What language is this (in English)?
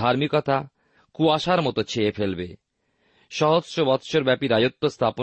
Bangla